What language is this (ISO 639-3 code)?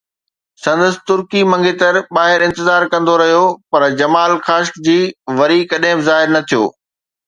snd